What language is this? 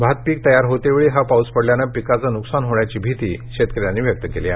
Marathi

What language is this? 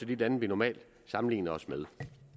Danish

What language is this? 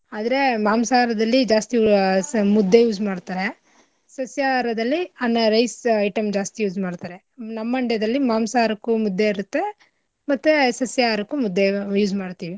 Kannada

